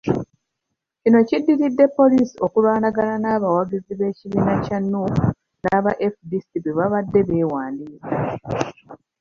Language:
Ganda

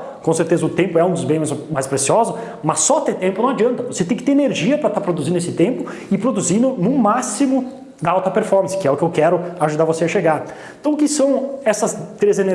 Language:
Portuguese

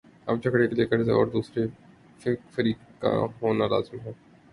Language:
Urdu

